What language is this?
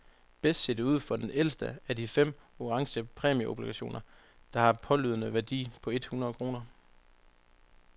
Danish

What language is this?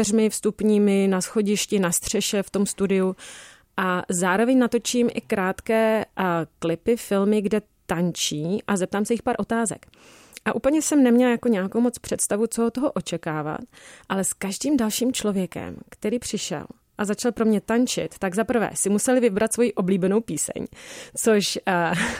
Czech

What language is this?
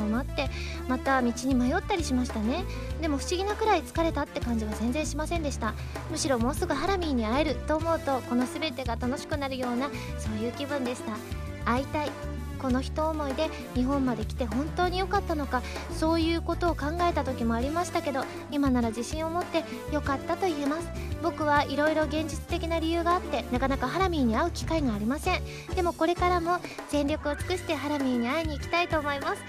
Japanese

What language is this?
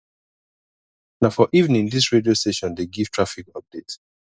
Nigerian Pidgin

